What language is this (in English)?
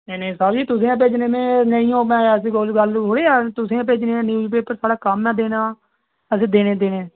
Dogri